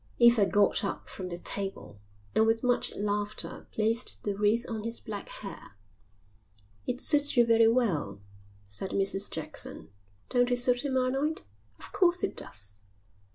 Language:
English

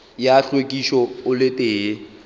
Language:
Northern Sotho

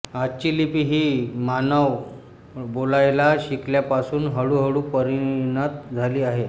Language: Marathi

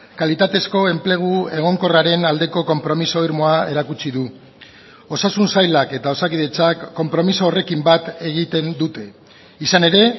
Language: Basque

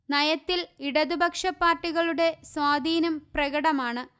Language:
Malayalam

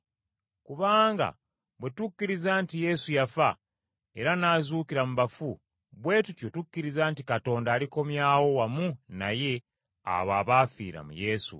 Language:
Ganda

